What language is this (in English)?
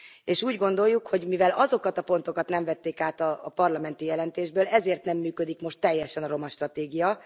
Hungarian